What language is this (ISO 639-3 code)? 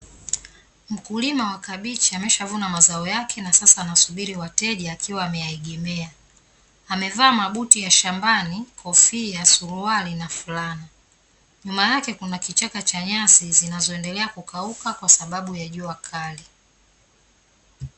swa